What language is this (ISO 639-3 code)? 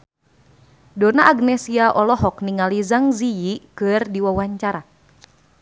sun